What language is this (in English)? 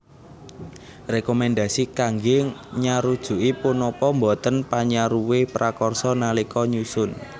Javanese